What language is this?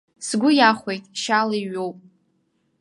Abkhazian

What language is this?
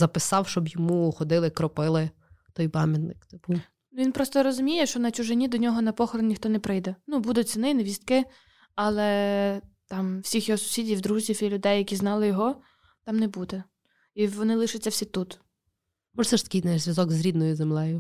Ukrainian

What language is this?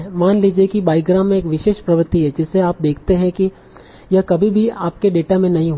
Hindi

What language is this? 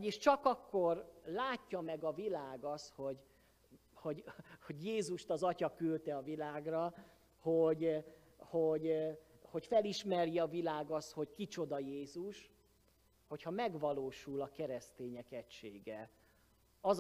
Hungarian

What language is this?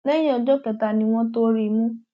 Yoruba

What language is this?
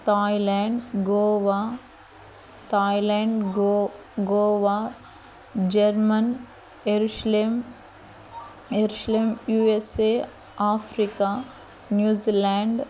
Telugu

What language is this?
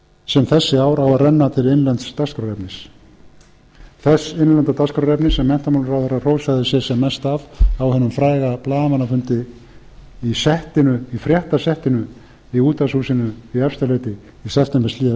Icelandic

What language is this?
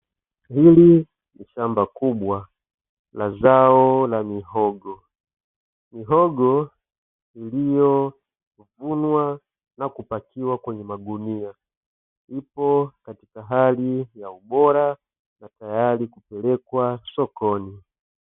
Swahili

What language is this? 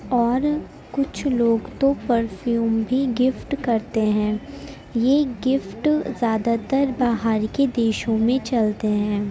Urdu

